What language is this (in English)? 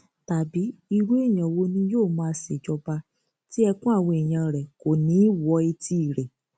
Yoruba